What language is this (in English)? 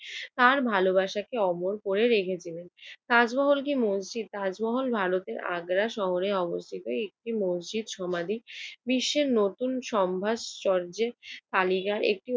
Bangla